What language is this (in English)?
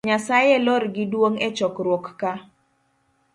Luo (Kenya and Tanzania)